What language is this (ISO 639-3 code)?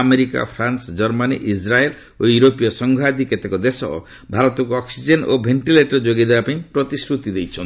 ori